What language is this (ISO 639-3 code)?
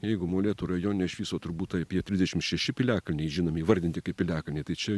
lit